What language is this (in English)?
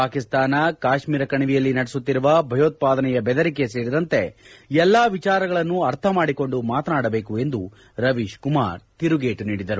Kannada